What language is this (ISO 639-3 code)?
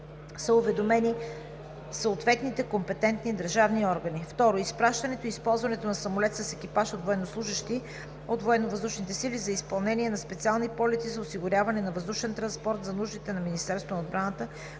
bul